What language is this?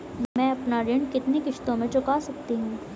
Hindi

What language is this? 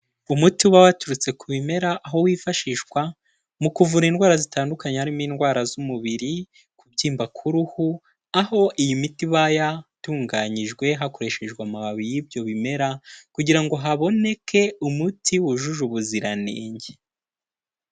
Kinyarwanda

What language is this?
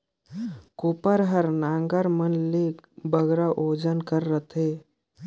Chhattisgarhi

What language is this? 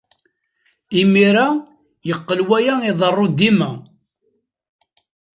Kabyle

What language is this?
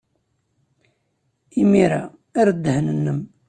Kabyle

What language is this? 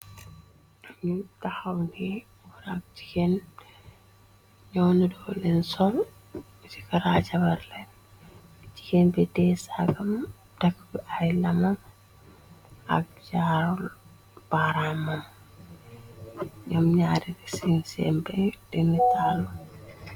Wolof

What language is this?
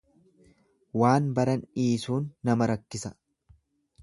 Oromo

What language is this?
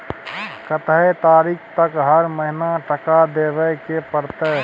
Maithili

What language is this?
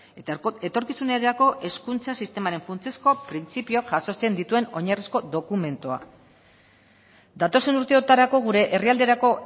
Basque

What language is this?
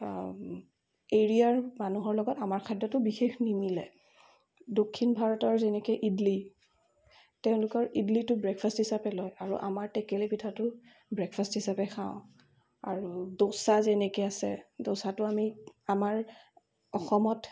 Assamese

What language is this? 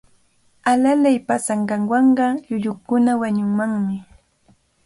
Cajatambo North Lima Quechua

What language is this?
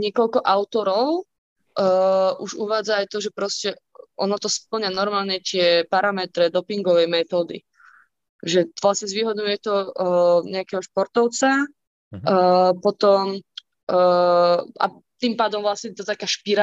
Slovak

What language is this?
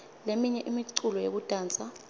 Swati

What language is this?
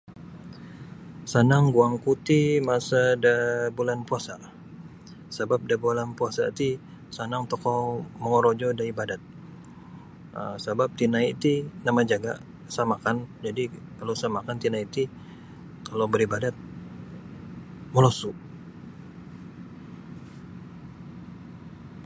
Sabah Bisaya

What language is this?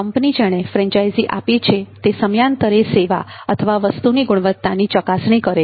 Gujarati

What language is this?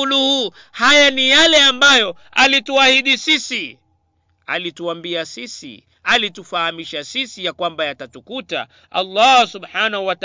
Swahili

